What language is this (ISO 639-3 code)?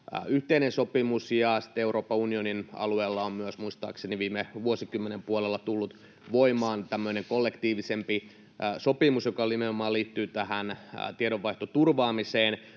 fin